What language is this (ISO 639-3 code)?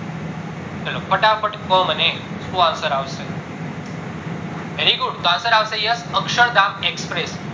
guj